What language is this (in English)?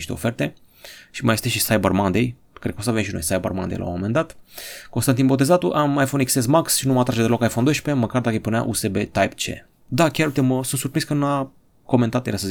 Romanian